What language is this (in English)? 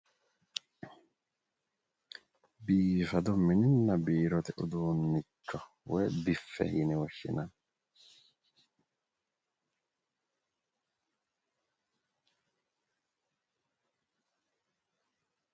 Sidamo